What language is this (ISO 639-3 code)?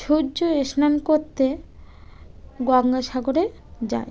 ben